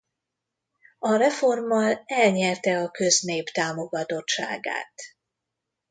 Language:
Hungarian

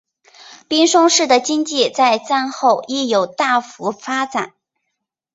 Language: Chinese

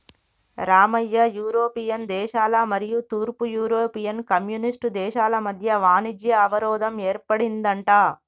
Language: Telugu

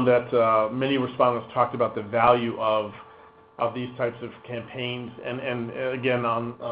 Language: English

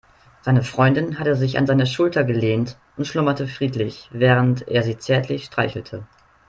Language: German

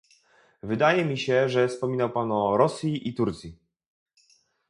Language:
Polish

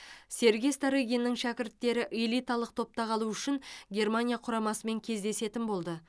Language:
Kazakh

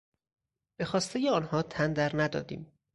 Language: Persian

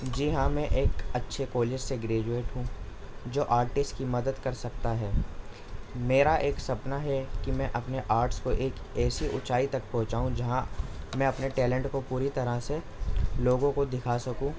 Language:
Urdu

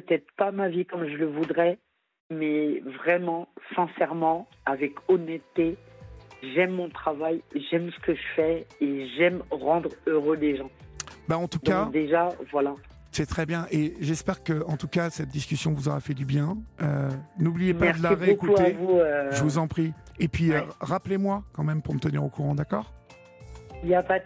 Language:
French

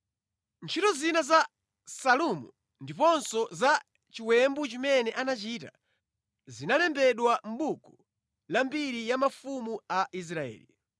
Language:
Nyanja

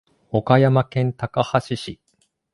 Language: Japanese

